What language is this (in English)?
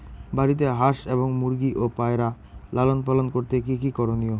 Bangla